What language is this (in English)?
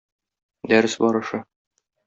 Tatar